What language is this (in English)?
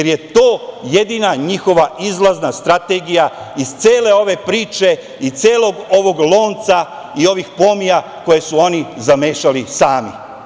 Serbian